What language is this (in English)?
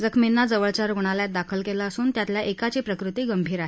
Marathi